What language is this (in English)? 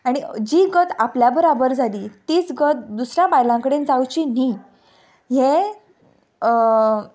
Konkani